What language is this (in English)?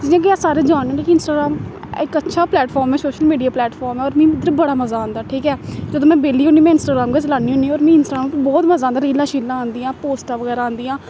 Dogri